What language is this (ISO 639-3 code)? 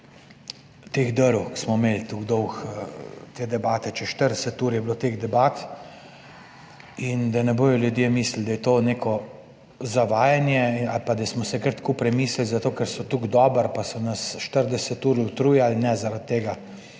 slv